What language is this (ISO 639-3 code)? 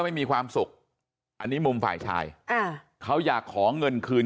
tha